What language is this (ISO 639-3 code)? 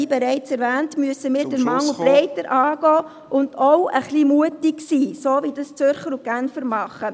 gsw